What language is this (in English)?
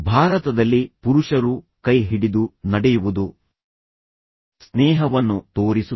Kannada